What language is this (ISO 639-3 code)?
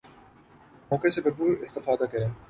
urd